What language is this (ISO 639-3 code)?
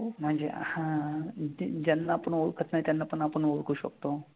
mar